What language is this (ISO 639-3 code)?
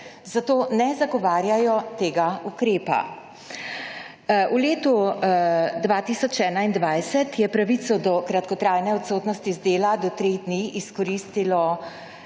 slv